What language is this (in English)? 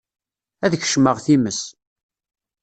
Kabyle